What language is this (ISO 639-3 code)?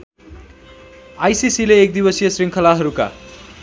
nep